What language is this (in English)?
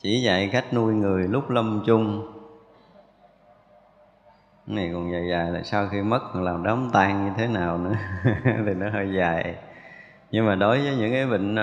Vietnamese